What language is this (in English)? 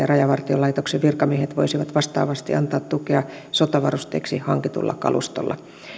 Finnish